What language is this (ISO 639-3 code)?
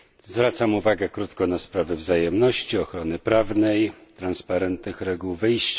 pol